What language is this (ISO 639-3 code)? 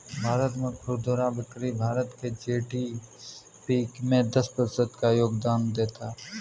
hin